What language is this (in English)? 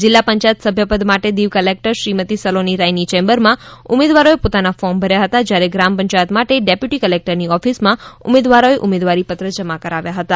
Gujarati